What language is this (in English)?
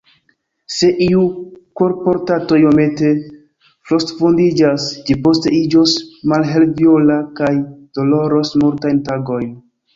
Esperanto